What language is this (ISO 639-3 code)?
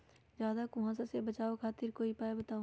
mag